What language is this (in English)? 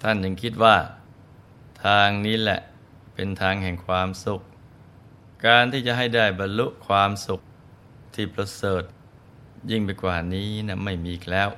Thai